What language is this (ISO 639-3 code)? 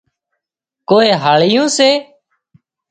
kxp